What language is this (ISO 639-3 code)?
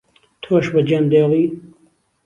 ckb